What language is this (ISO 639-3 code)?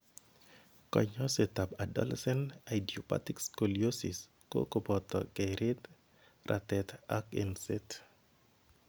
kln